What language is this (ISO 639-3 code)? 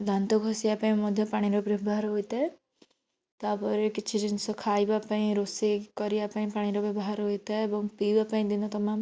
ori